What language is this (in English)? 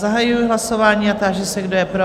Czech